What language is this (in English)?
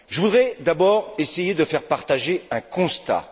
French